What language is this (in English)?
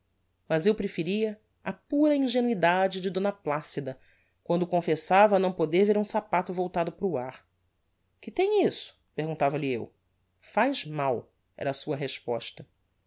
Portuguese